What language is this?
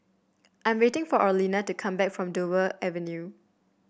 English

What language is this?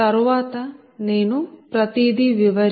Telugu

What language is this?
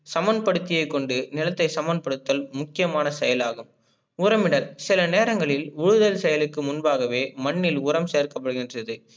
Tamil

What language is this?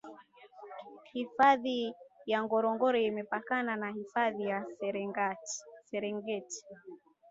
Swahili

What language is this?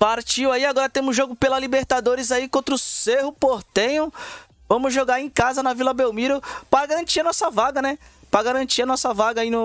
Portuguese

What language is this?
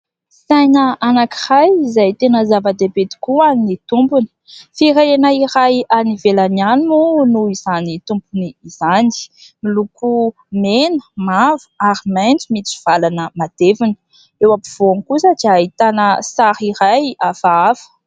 Malagasy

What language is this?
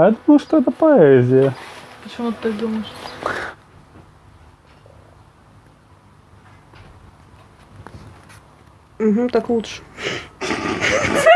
Russian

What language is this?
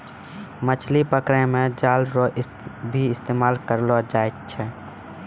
Maithili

